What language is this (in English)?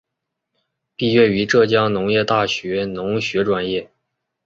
Chinese